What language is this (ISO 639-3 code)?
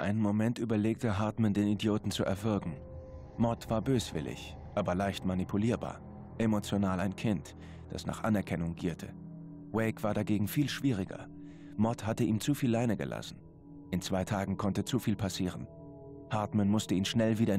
deu